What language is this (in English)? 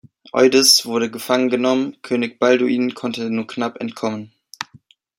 German